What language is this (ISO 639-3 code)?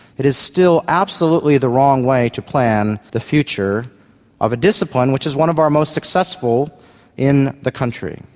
eng